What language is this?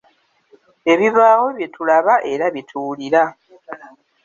Ganda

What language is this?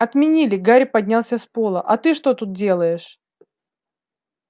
Russian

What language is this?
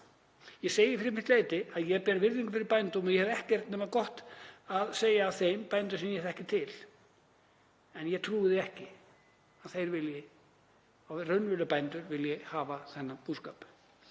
Icelandic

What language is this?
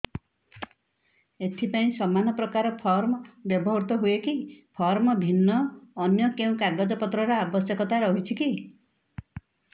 Odia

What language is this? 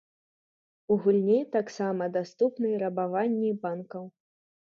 Belarusian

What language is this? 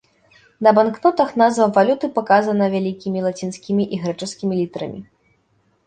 Belarusian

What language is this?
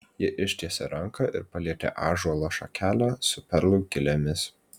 Lithuanian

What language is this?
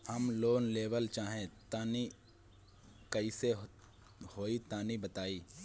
Bhojpuri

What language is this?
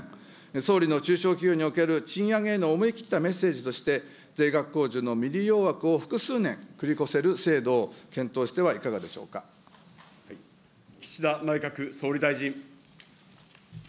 Japanese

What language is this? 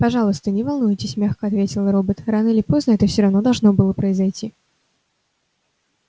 Russian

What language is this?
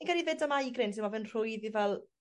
Welsh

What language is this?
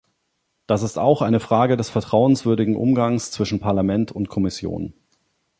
German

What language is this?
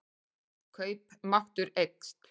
Icelandic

